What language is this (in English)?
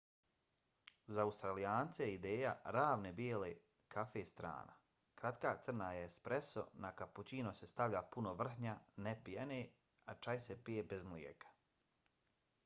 Bosnian